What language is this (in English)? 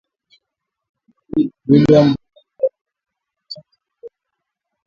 Swahili